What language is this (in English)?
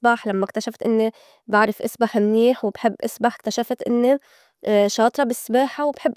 North Levantine Arabic